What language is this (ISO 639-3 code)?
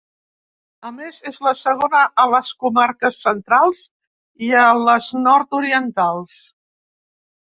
cat